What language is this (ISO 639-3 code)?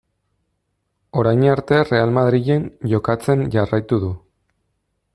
eus